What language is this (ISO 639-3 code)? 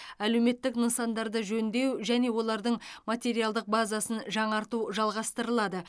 kaz